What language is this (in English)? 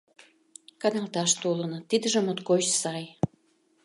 Mari